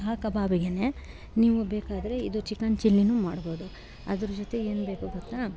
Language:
Kannada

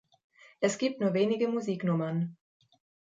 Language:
German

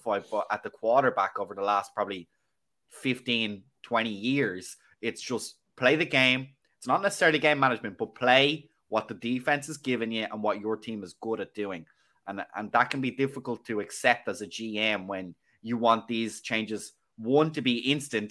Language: English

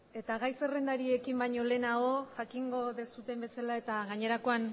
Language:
Basque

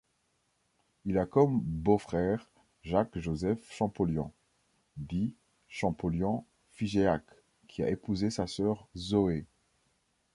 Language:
French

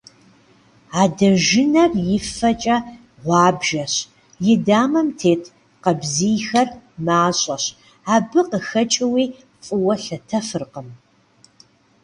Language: Kabardian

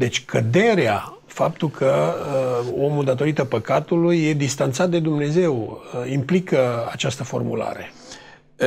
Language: Romanian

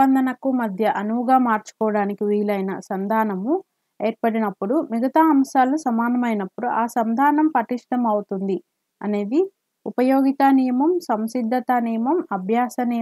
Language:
Telugu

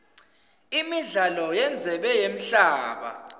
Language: Swati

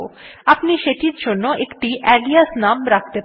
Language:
Bangla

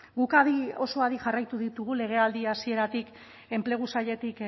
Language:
Basque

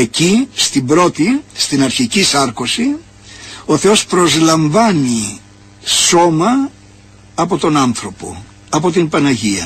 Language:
Greek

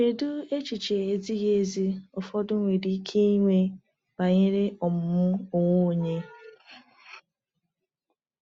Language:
Igbo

